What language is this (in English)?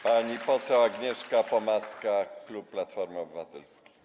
Polish